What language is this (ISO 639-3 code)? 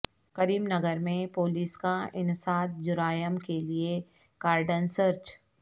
urd